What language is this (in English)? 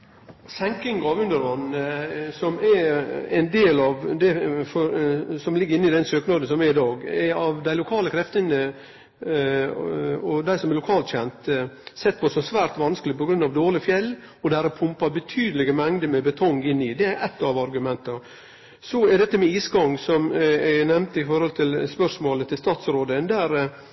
Norwegian